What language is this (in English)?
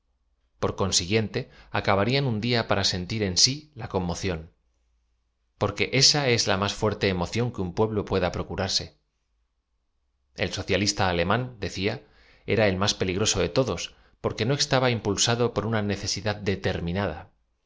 Spanish